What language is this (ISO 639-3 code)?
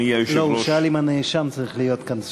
heb